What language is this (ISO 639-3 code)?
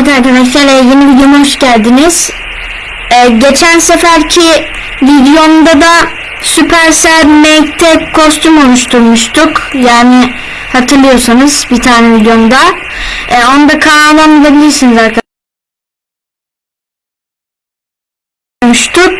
tur